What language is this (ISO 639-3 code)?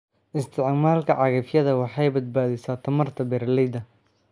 som